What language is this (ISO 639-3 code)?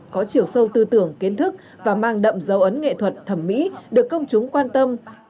vie